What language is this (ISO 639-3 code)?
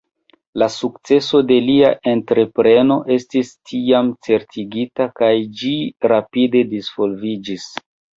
epo